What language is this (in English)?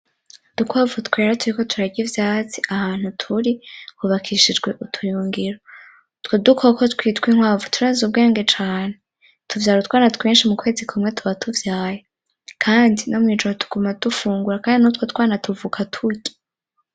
Rundi